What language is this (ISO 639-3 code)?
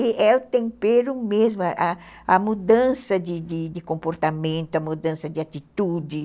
por